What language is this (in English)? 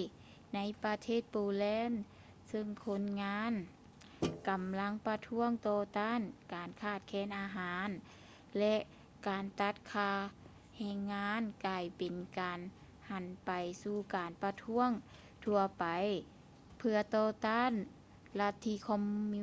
Lao